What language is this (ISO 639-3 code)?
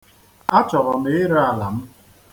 ibo